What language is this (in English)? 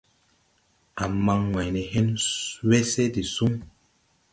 Tupuri